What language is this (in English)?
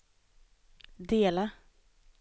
Swedish